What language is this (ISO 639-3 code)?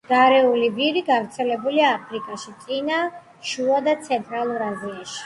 kat